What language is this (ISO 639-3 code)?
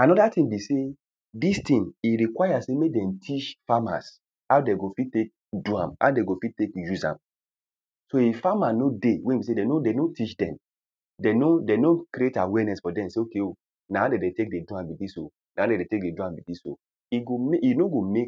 pcm